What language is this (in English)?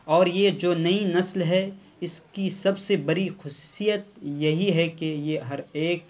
Urdu